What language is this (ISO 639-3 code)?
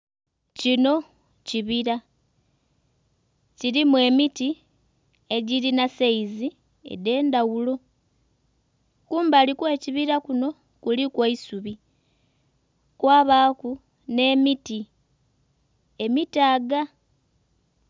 xog